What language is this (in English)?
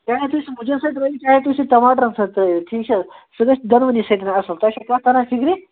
Kashmiri